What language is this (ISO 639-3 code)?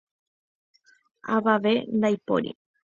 grn